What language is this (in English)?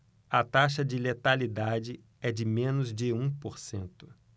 Portuguese